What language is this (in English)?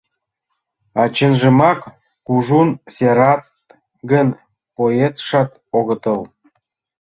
Mari